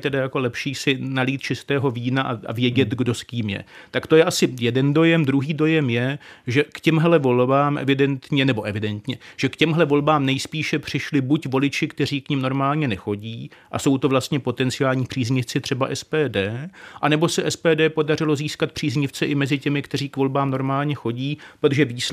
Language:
Czech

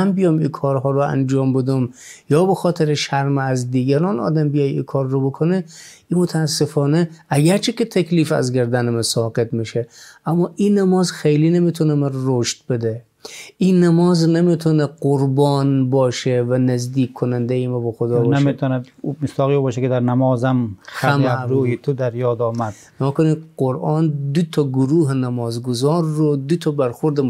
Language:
Persian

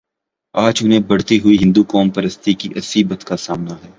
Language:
Urdu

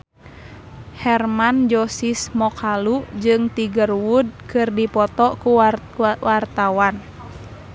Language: Sundanese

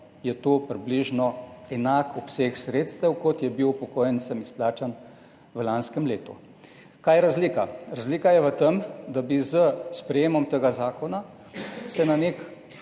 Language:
Slovenian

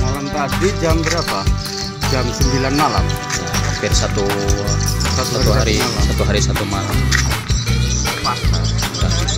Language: Indonesian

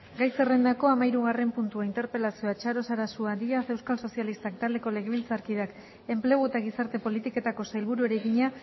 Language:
Basque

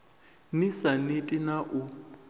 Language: Venda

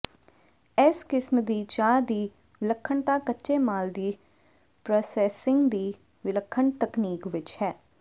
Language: Punjabi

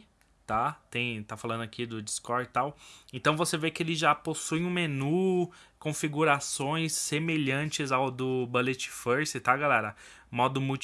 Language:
Portuguese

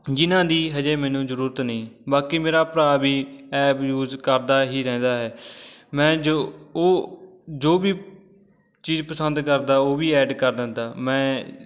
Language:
Punjabi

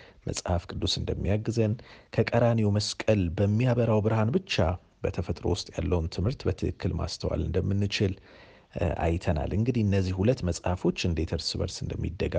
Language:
Amharic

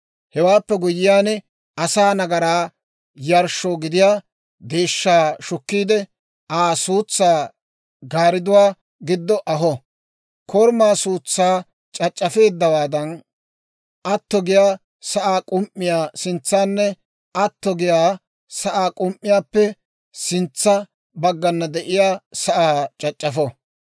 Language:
Dawro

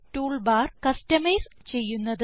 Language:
Malayalam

